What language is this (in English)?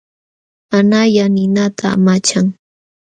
Jauja Wanca Quechua